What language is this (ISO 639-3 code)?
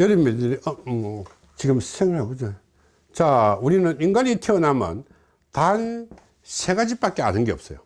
kor